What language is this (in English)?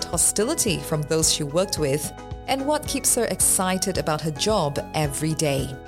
English